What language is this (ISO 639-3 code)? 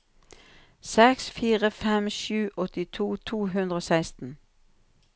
nor